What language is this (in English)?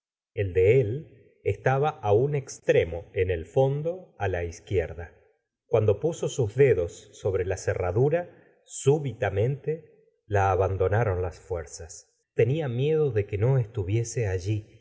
Spanish